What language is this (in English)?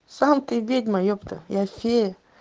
Russian